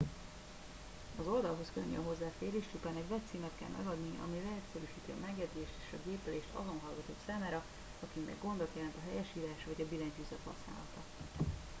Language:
Hungarian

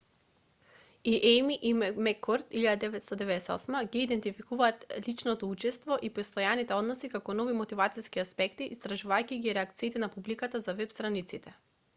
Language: Macedonian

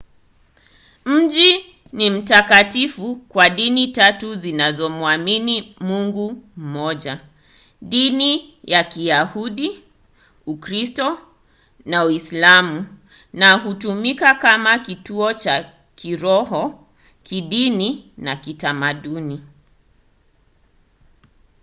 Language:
Swahili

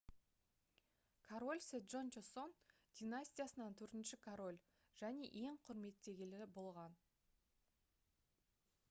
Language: Kazakh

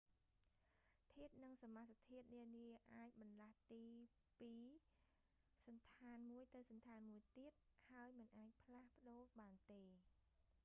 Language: Khmer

